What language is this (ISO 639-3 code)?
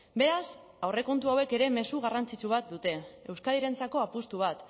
eus